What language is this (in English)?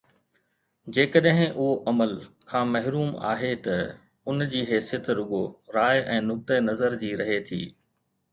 Sindhi